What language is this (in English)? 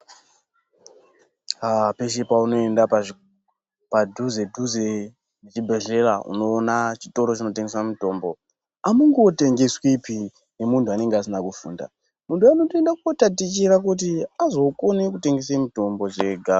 Ndau